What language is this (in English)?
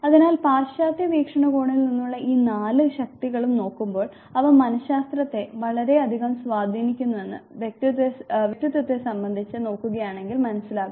Malayalam